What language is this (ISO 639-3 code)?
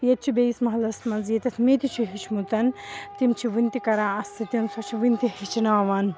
kas